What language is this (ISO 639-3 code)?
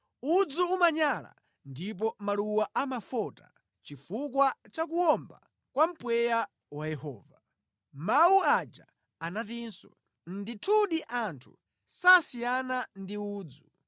nya